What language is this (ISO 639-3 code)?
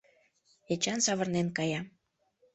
chm